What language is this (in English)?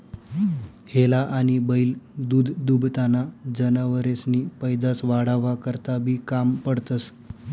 Marathi